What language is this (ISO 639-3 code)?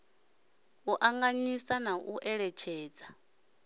ven